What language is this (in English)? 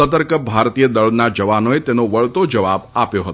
Gujarati